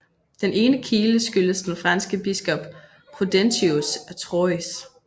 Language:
Danish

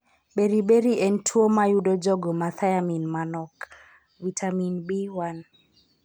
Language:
Luo (Kenya and Tanzania)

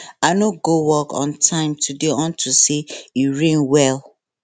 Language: Nigerian Pidgin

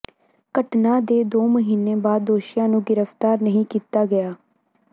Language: Punjabi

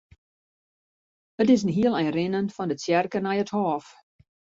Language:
Western Frisian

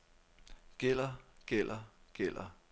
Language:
Danish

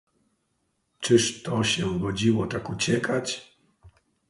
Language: Polish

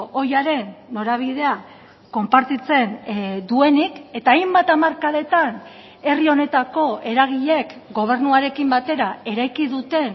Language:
Basque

